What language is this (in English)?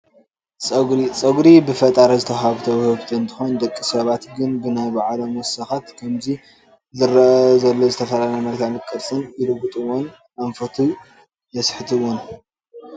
Tigrinya